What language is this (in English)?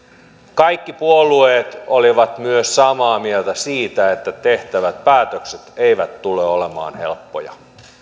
Finnish